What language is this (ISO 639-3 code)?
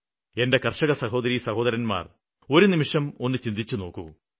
mal